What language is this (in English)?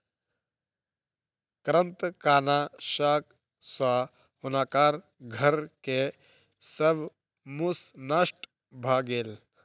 Maithili